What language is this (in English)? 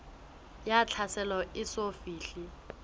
Southern Sotho